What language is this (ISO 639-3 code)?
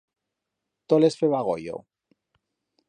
arg